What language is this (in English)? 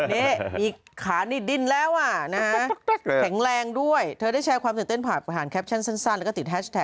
Thai